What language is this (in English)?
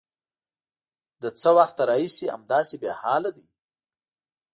Pashto